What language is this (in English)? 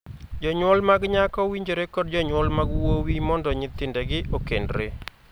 Luo (Kenya and Tanzania)